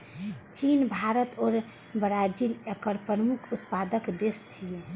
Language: Maithili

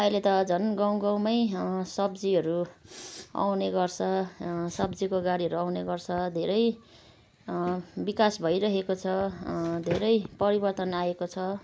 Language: Nepali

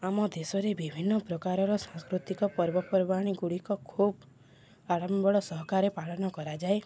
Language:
Odia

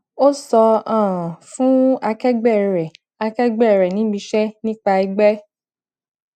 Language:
Yoruba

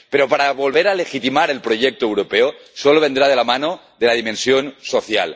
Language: Spanish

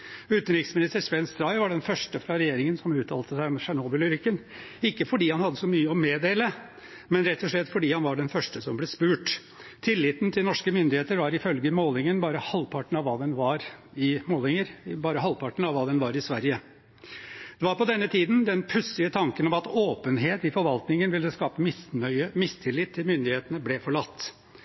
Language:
Norwegian Bokmål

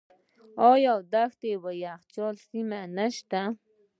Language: Pashto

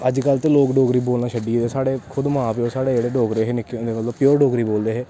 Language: Dogri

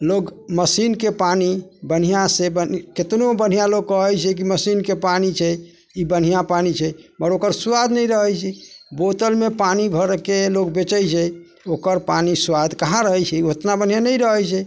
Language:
Maithili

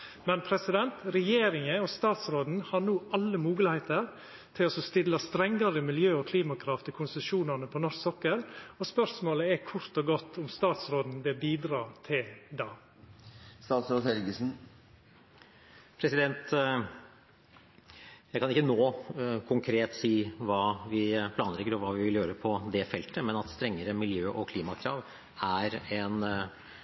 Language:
Norwegian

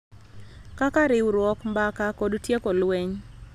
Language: Luo (Kenya and Tanzania)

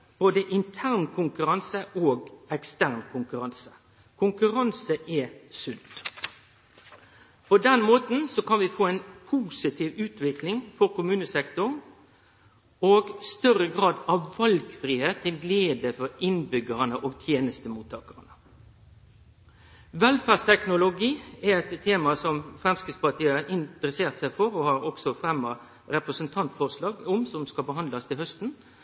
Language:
Norwegian Nynorsk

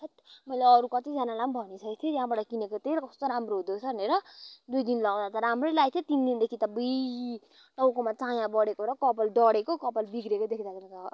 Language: Nepali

